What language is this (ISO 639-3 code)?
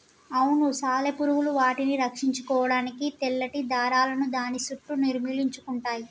tel